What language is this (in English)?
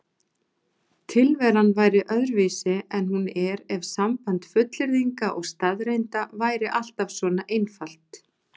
Icelandic